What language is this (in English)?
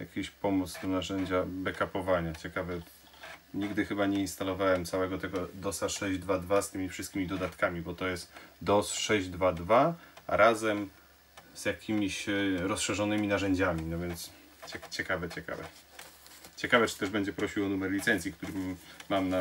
Polish